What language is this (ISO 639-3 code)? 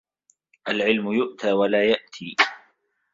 ara